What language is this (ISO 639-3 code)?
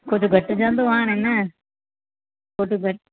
snd